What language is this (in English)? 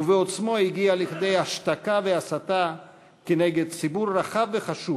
Hebrew